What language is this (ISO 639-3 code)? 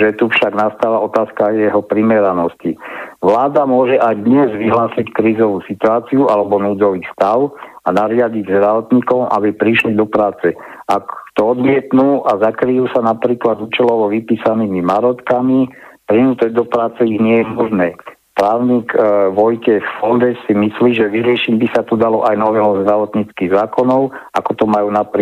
slk